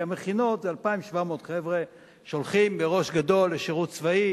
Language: Hebrew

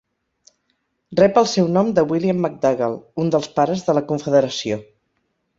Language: Catalan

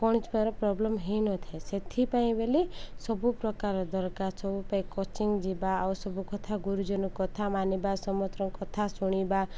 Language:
Odia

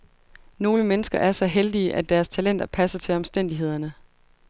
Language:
Danish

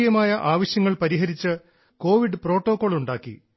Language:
Malayalam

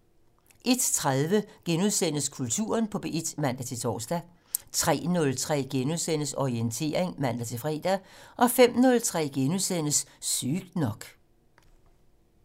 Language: Danish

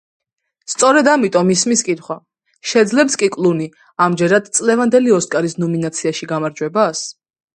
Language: Georgian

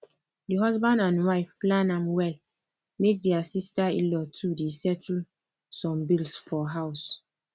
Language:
Nigerian Pidgin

